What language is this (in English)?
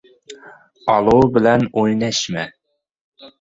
Uzbek